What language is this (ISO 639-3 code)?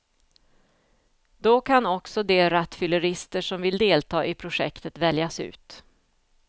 swe